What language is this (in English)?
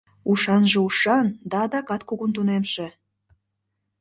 Mari